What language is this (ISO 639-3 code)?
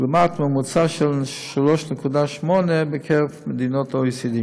heb